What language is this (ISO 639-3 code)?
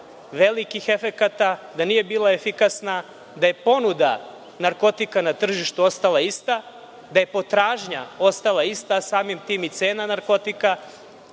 srp